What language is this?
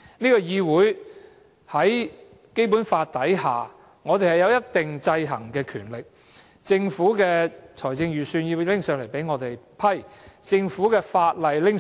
Cantonese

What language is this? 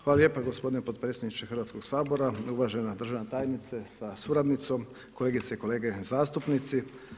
Croatian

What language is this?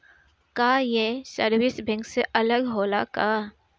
Bhojpuri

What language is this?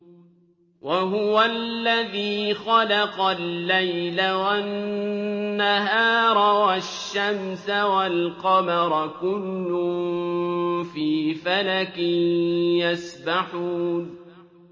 Arabic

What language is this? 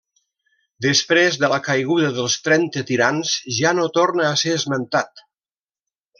Catalan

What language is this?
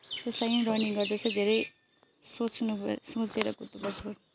Nepali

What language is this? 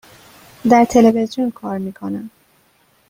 Persian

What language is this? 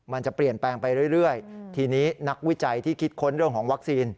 Thai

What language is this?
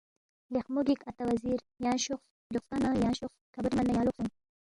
Balti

